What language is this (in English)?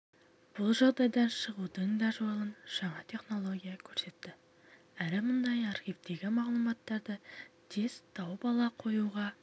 Kazakh